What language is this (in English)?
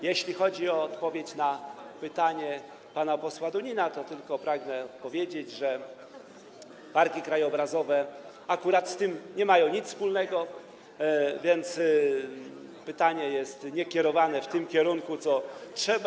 Polish